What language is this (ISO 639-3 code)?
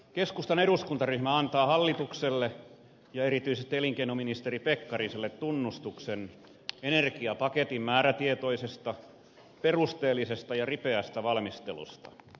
fin